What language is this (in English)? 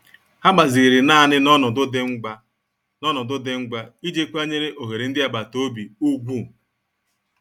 Igbo